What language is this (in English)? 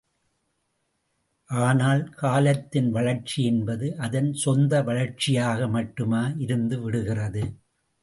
Tamil